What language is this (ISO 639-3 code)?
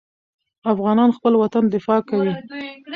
pus